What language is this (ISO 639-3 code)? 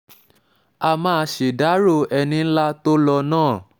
yor